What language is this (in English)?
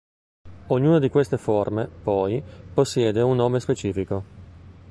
Italian